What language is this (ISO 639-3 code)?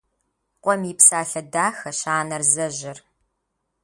kbd